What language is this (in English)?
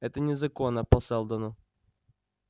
Russian